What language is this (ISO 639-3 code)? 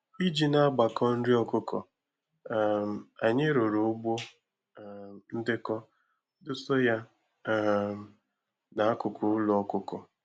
ibo